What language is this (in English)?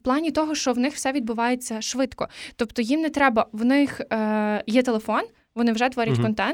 Ukrainian